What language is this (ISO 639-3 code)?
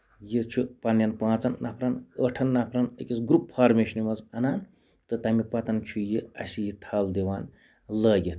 kas